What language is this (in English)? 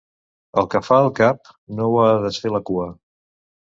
Catalan